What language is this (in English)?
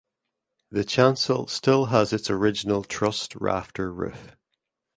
English